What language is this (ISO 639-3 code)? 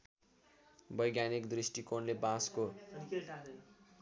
nep